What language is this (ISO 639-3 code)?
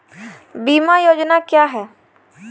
hin